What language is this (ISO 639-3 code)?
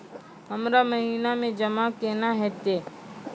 mai